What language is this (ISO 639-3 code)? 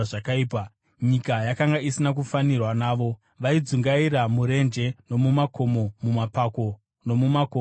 sna